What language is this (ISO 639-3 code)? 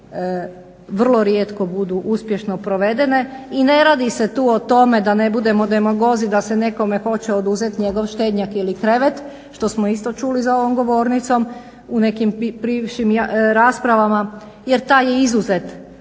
hrv